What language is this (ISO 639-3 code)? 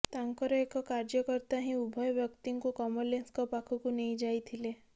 ori